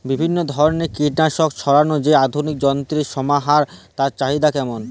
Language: Bangla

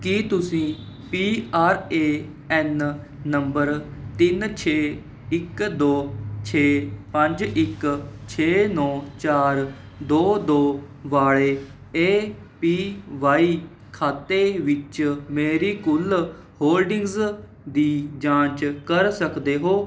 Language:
Punjabi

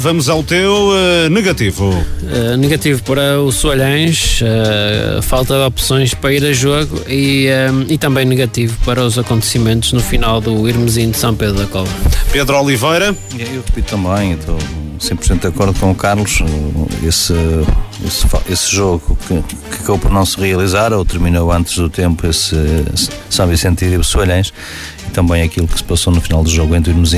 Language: Portuguese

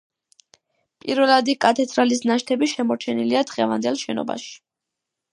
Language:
Georgian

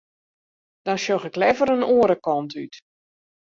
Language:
Western Frisian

